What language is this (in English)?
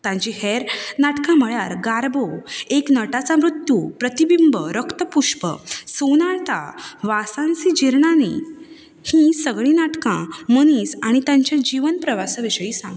Konkani